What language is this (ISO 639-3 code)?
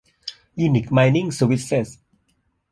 tha